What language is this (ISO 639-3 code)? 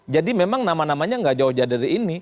ind